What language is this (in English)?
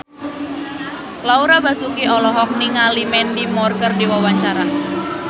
Sundanese